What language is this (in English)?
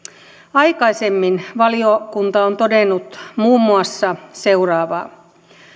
Finnish